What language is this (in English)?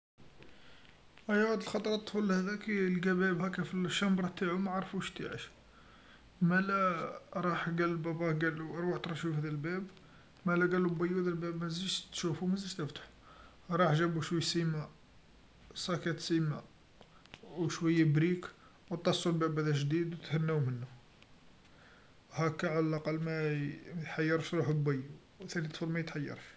Algerian Arabic